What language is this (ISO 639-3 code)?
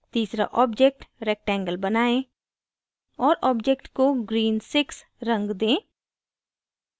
hin